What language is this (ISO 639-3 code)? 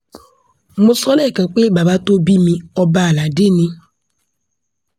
yor